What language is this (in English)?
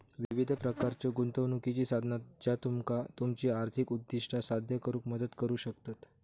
Marathi